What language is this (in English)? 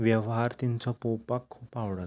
Konkani